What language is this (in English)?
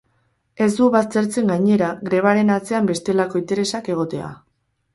Basque